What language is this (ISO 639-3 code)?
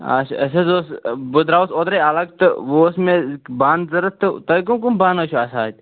kas